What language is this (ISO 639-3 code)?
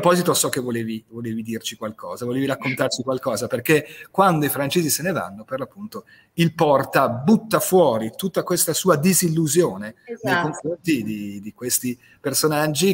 ita